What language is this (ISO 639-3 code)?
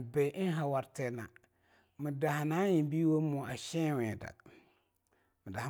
lnu